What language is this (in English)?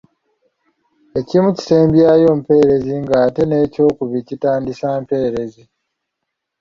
Ganda